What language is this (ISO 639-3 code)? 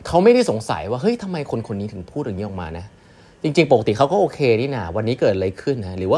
tha